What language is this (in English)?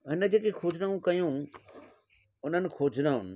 Sindhi